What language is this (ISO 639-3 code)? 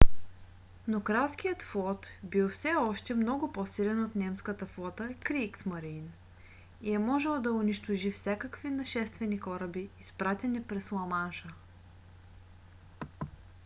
bul